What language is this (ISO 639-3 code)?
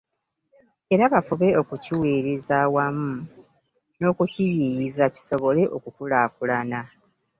lug